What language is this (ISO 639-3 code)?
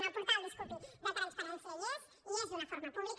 cat